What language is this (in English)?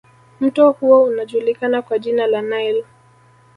Swahili